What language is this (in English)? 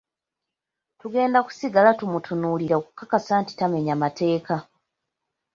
Ganda